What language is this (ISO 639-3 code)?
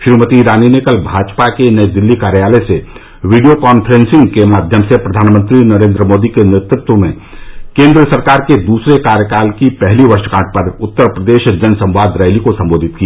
hin